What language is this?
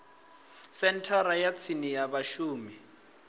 Venda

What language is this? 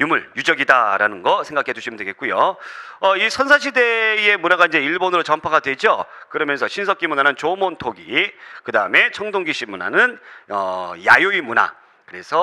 Korean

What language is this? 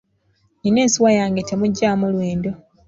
Ganda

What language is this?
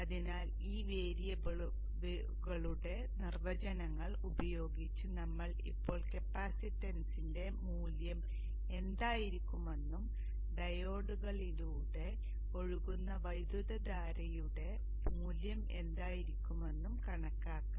Malayalam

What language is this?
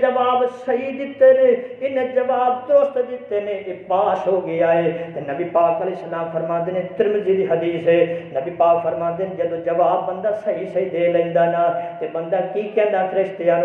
Urdu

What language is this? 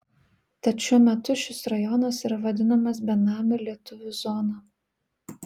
Lithuanian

